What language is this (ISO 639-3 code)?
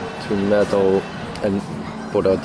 cym